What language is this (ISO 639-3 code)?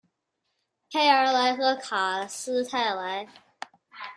zho